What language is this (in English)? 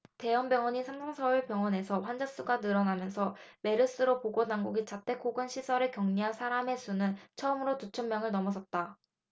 Korean